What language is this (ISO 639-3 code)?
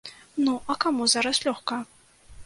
bel